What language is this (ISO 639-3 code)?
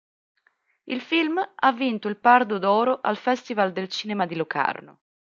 ita